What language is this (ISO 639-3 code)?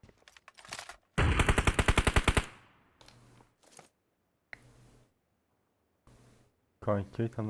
tur